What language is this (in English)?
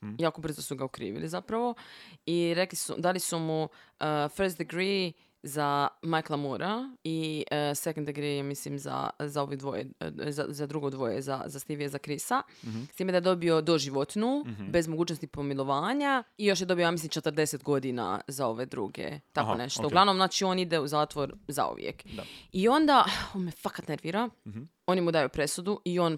Croatian